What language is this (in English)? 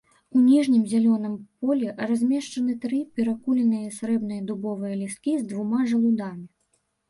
Belarusian